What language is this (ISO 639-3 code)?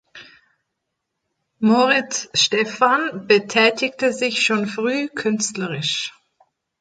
deu